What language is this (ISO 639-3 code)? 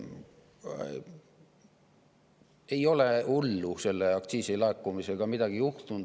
est